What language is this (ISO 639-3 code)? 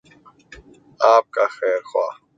urd